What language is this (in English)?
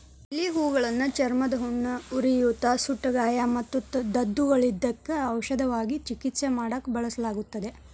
Kannada